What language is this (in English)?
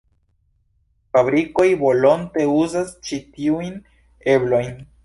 Esperanto